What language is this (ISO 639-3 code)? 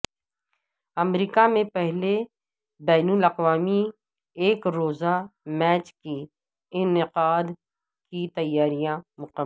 urd